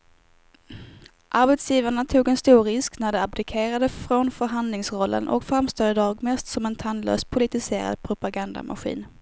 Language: Swedish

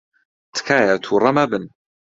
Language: Central Kurdish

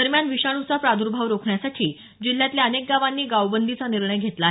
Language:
Marathi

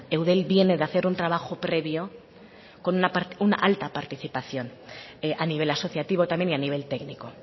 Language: Spanish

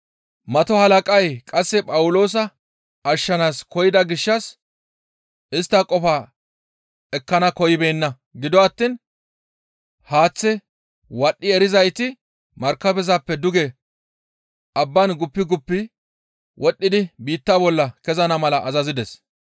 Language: Gamo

